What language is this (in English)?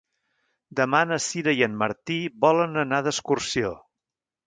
Catalan